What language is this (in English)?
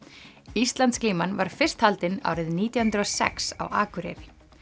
Icelandic